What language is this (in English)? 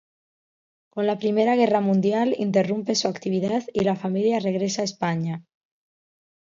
Spanish